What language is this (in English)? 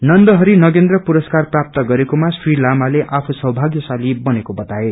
Nepali